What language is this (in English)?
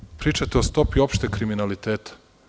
Serbian